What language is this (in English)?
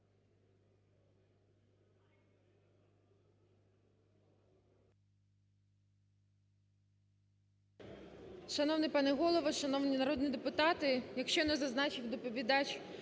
Ukrainian